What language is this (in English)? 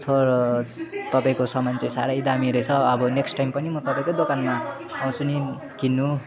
Nepali